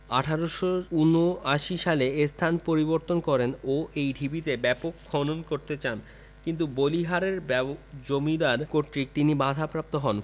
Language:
Bangla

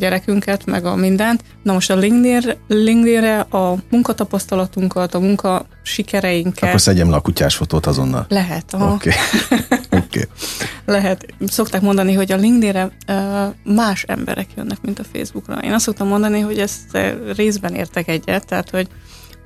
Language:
Hungarian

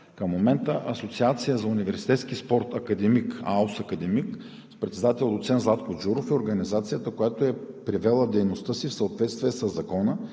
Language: Bulgarian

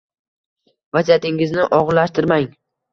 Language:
Uzbek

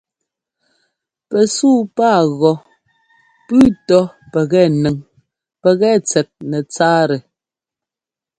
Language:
Ngomba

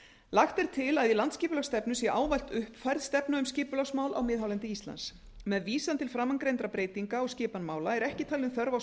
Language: Icelandic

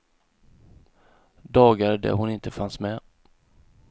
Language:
Swedish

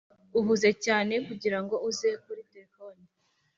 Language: Kinyarwanda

